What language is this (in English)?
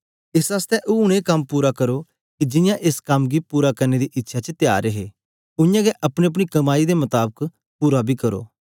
Dogri